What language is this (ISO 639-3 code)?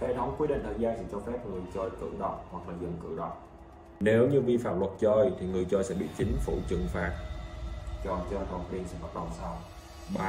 vie